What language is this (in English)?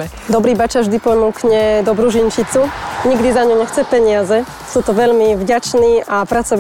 Slovak